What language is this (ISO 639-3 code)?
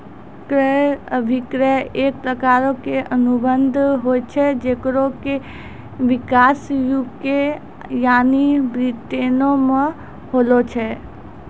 mai